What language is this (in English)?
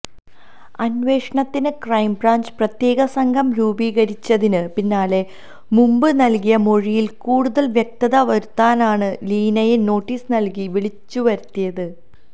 Malayalam